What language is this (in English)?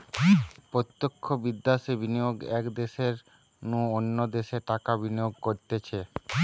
Bangla